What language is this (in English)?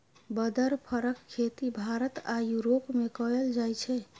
Maithili